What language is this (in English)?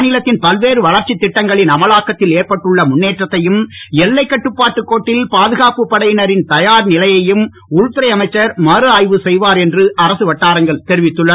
Tamil